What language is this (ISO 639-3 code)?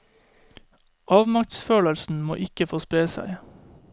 nor